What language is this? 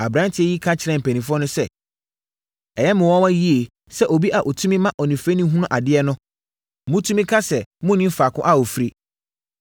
Akan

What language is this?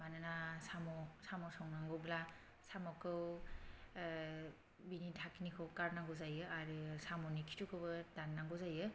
Bodo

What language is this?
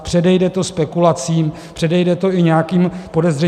Czech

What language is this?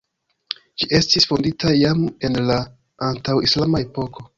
Esperanto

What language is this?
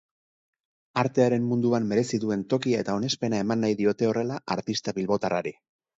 Basque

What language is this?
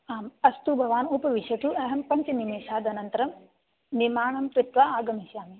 Sanskrit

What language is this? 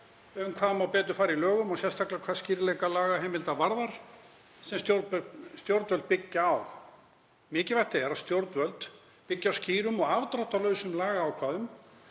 Icelandic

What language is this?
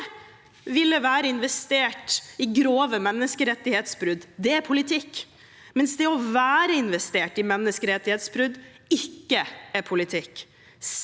Norwegian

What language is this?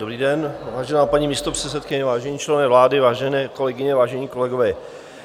Czech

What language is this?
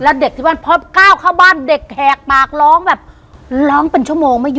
Thai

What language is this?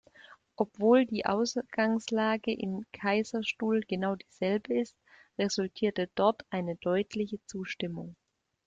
German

